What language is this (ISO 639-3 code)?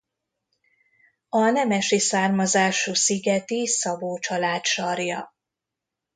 hun